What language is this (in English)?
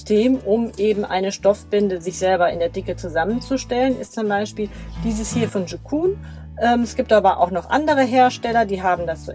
German